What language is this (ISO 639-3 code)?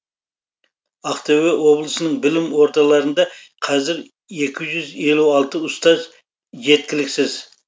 kaz